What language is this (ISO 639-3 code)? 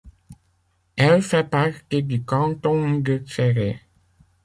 fra